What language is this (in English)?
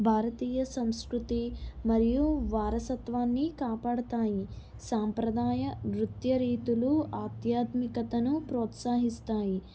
Telugu